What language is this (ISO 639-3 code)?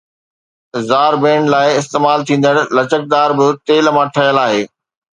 snd